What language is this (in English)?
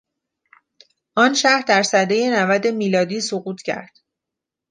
Persian